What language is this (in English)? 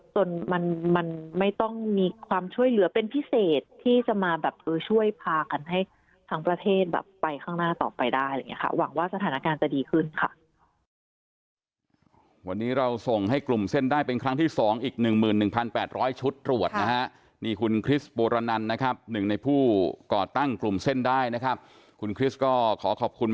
Thai